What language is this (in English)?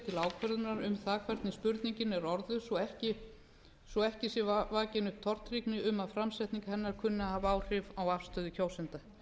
Icelandic